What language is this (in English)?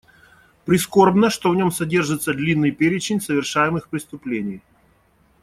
Russian